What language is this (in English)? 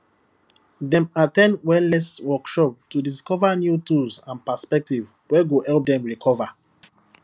Nigerian Pidgin